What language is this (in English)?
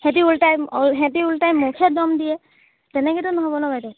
Assamese